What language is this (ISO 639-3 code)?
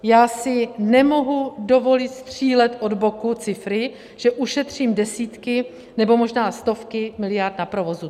ces